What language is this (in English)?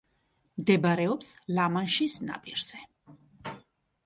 Georgian